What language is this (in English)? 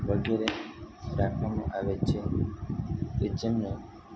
Gujarati